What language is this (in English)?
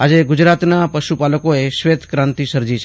Gujarati